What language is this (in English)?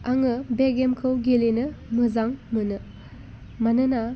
Bodo